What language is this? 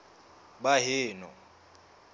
Southern Sotho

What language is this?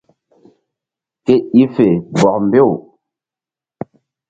Mbum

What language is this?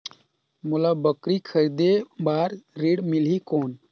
Chhattisgarhi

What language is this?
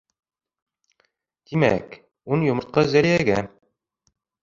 Bashkir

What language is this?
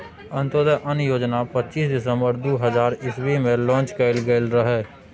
Maithili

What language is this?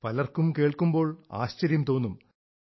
Malayalam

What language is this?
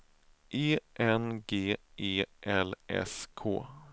Swedish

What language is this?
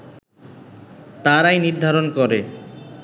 Bangla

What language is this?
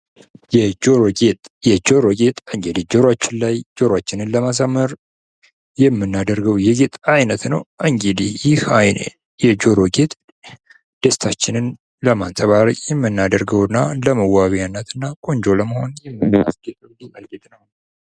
Amharic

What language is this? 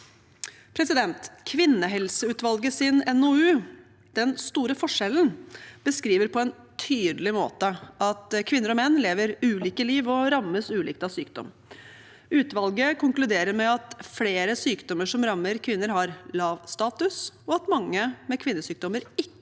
Norwegian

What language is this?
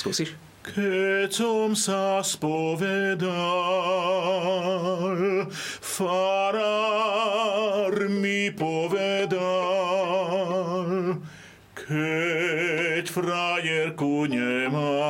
Slovak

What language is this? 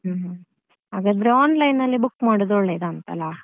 Kannada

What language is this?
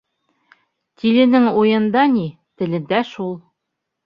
Bashkir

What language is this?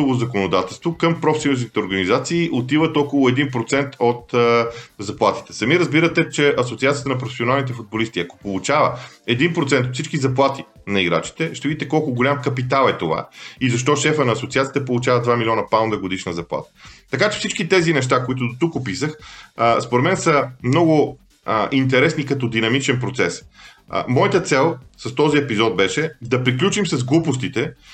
Bulgarian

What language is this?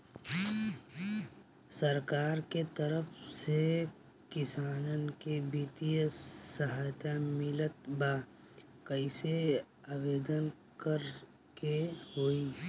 Bhojpuri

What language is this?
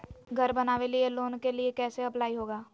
Magahi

